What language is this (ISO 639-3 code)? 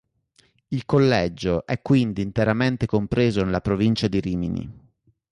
ita